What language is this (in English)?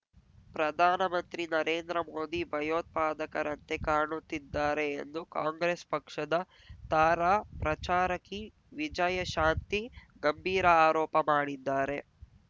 Kannada